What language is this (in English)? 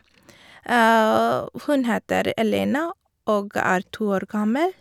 Norwegian